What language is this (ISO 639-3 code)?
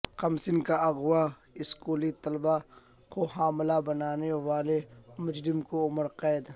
urd